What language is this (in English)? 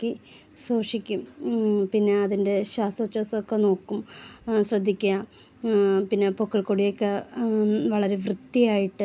Malayalam